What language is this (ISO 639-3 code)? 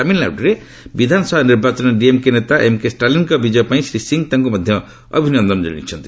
ori